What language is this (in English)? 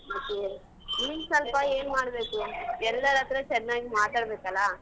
Kannada